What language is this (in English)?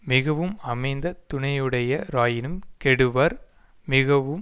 Tamil